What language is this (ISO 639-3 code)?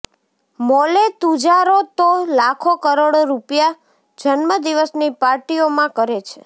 guj